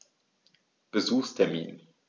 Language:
German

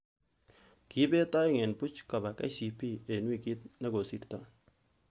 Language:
Kalenjin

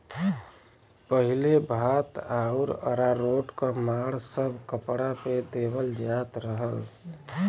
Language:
Bhojpuri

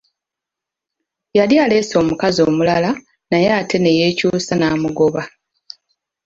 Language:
Ganda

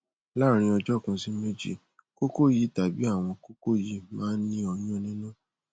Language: Yoruba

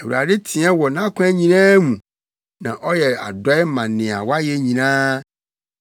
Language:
Akan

